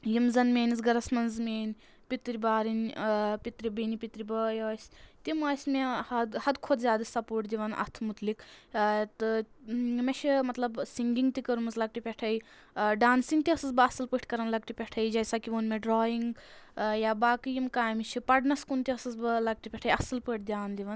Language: Kashmiri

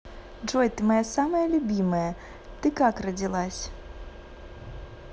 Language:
Russian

